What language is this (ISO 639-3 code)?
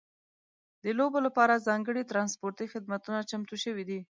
pus